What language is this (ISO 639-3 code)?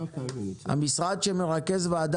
heb